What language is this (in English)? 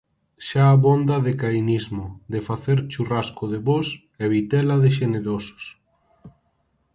Galician